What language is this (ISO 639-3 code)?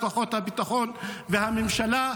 heb